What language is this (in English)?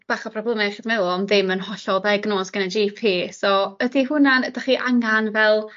Welsh